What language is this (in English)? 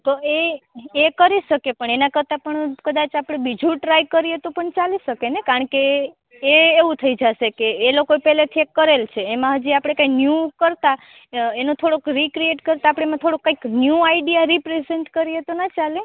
Gujarati